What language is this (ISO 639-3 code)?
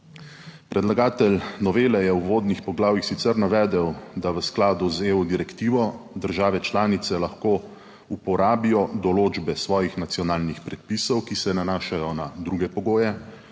slv